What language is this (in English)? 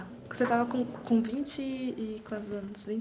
Portuguese